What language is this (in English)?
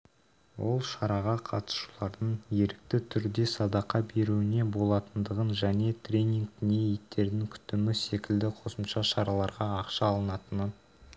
Kazakh